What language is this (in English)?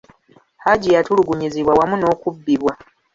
Ganda